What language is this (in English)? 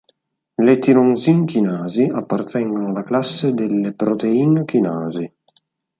Italian